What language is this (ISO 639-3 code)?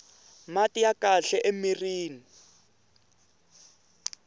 tso